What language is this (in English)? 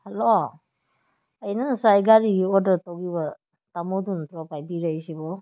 Manipuri